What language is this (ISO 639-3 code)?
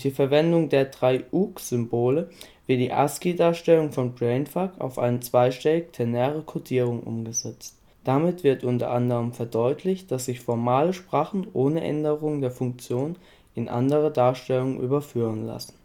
deu